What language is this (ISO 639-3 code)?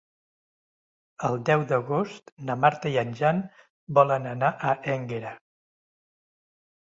cat